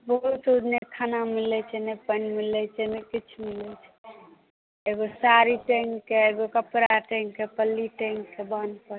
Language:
Maithili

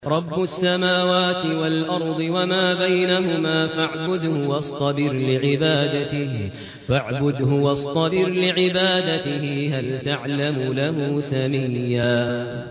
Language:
Arabic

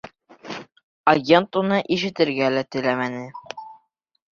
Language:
Bashkir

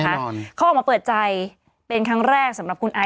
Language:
Thai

